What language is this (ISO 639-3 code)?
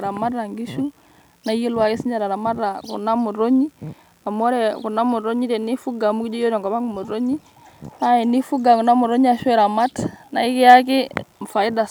mas